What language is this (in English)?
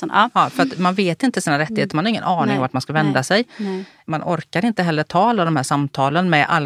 Swedish